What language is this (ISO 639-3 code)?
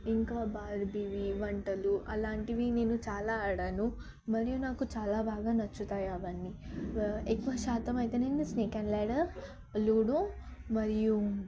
tel